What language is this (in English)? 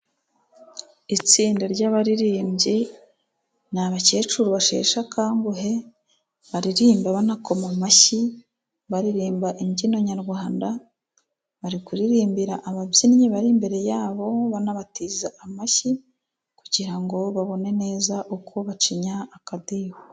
Kinyarwanda